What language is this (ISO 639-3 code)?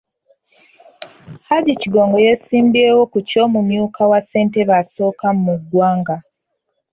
lug